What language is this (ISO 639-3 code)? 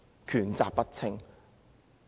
yue